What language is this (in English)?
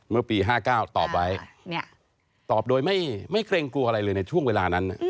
Thai